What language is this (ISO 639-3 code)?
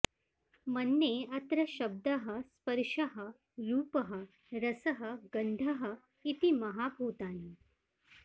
san